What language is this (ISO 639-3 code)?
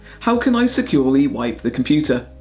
eng